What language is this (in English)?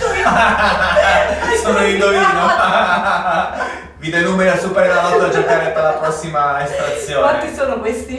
Italian